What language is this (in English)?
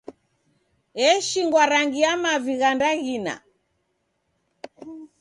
Taita